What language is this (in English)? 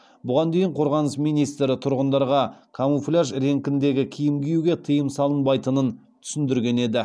Kazakh